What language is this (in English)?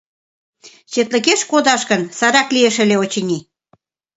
Mari